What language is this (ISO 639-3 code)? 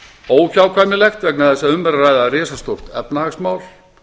isl